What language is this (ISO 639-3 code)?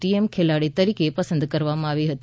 guj